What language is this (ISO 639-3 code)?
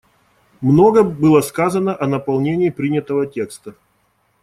rus